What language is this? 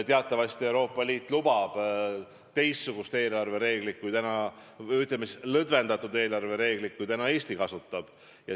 Estonian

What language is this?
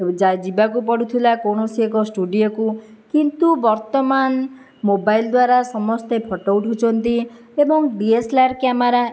Odia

